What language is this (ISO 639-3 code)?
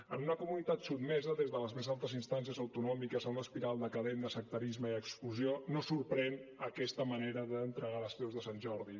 cat